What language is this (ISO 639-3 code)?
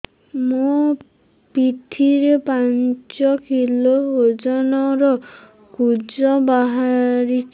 ori